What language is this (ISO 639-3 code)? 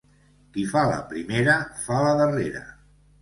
cat